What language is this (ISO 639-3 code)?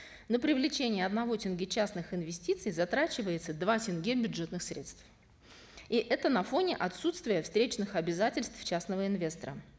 kaz